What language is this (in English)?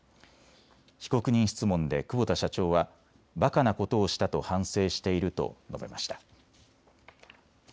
Japanese